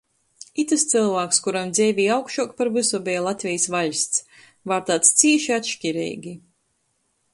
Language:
Latgalian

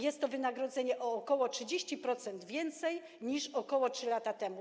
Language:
Polish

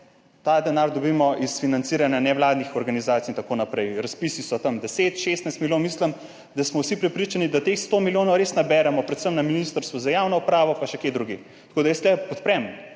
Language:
Slovenian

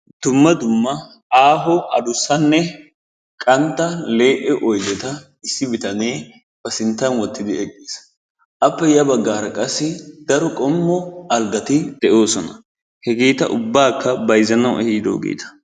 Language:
Wolaytta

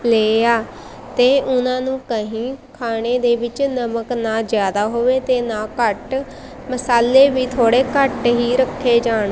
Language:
Punjabi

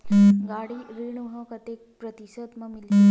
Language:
Chhattisgarhi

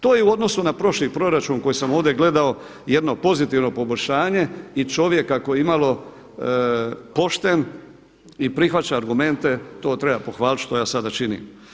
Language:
Croatian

